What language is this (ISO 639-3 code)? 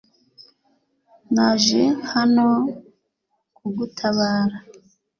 kin